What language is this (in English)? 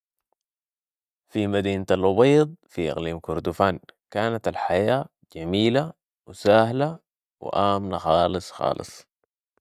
Sudanese Arabic